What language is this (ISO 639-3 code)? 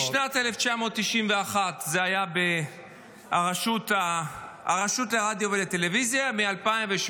heb